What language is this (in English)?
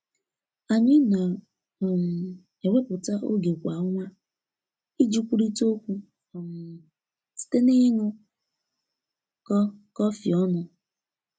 Igbo